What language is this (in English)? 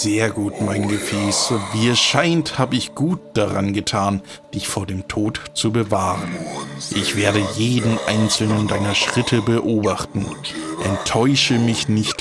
German